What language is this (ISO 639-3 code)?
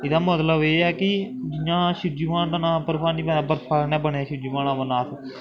doi